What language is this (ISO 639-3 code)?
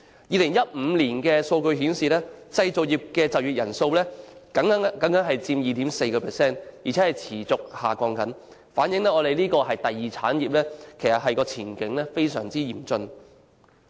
yue